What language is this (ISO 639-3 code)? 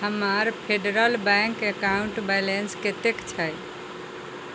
mai